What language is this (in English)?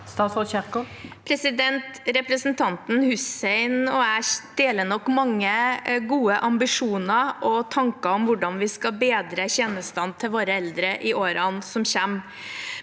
Norwegian